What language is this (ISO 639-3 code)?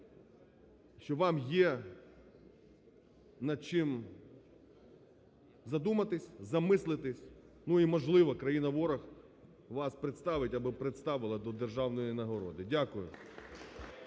ukr